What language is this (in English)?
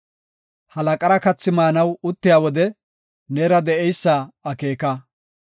Gofa